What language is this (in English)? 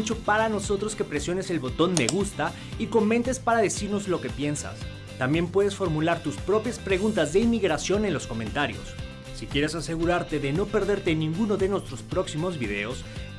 Spanish